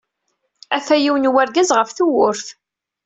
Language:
Kabyle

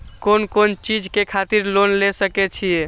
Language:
Maithili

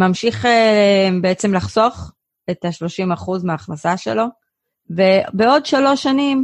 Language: Hebrew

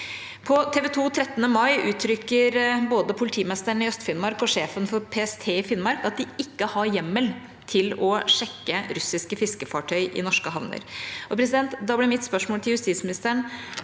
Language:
Norwegian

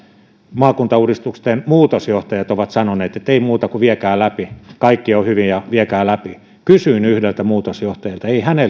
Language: Finnish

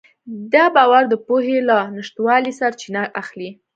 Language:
Pashto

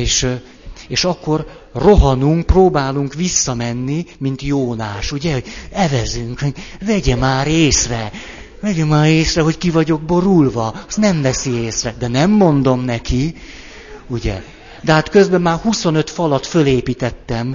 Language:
Hungarian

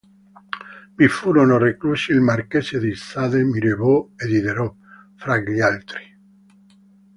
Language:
Italian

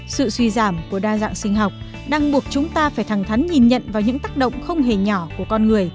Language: Vietnamese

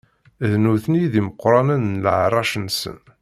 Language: Kabyle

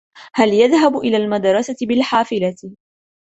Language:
Arabic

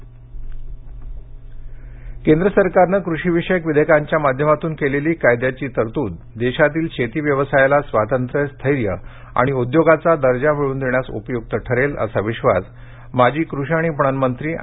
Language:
Marathi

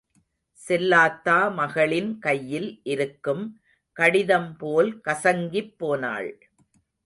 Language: Tamil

